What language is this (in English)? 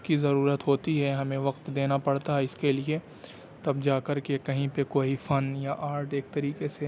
Urdu